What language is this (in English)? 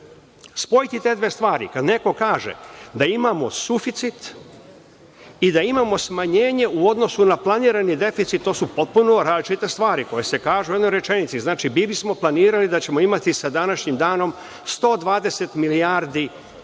Serbian